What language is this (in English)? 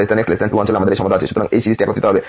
Bangla